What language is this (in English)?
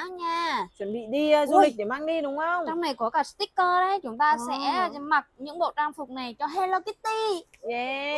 Vietnamese